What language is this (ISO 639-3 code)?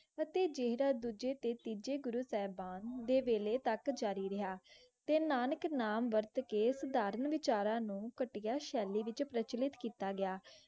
pan